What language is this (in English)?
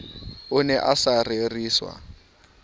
Southern Sotho